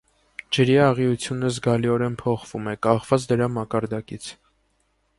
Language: Armenian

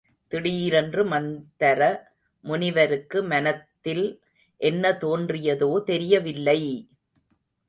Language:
Tamil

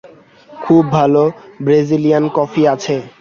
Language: Bangla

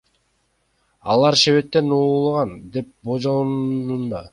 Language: Kyrgyz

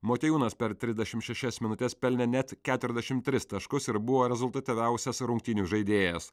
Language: Lithuanian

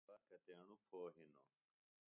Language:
Phalura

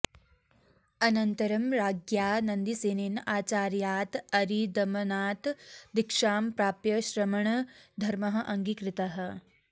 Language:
Sanskrit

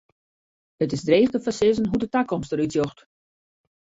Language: Western Frisian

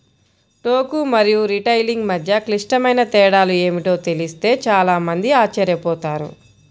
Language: Telugu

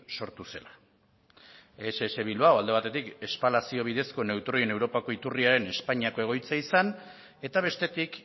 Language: Basque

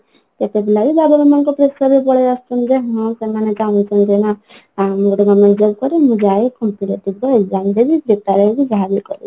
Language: Odia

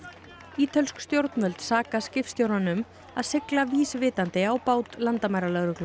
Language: Icelandic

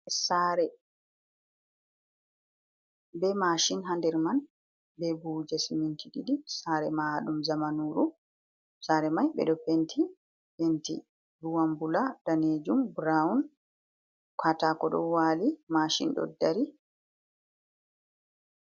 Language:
Fula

